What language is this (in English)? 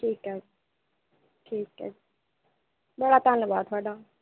Dogri